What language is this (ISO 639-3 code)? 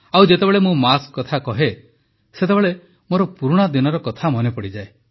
ori